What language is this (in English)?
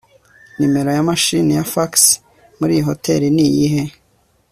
Kinyarwanda